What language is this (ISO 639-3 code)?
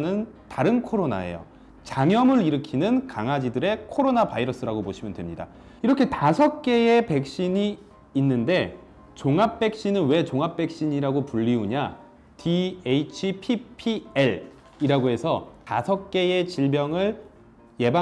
kor